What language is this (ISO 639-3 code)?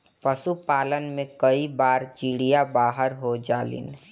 bho